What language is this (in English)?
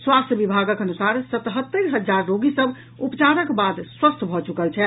Maithili